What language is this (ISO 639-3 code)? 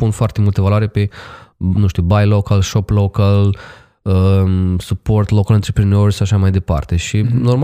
ron